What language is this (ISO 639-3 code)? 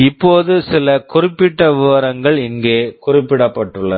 tam